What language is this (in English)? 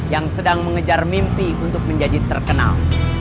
Indonesian